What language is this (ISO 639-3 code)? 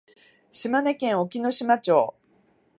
jpn